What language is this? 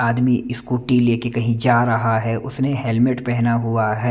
Hindi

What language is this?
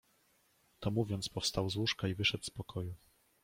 Polish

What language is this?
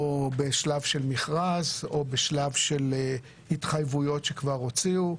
Hebrew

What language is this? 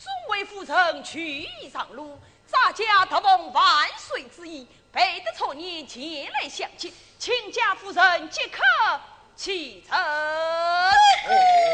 Chinese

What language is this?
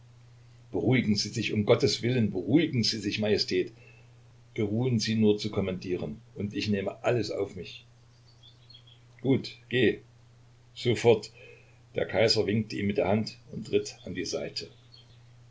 German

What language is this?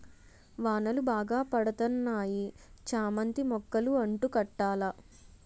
Telugu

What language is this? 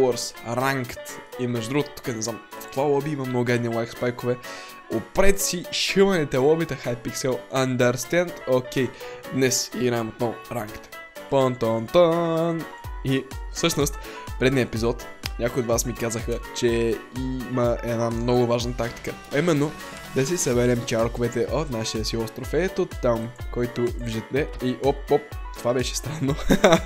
Bulgarian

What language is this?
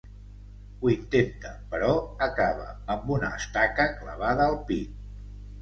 Catalan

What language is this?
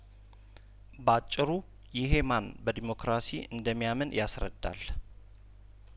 Amharic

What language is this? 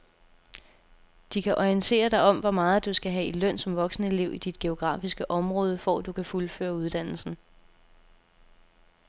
Danish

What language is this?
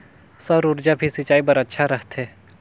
Chhattisgarhi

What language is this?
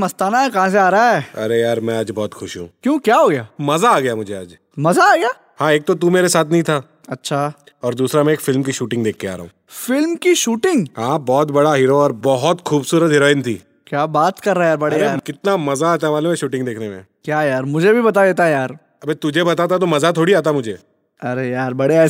Hindi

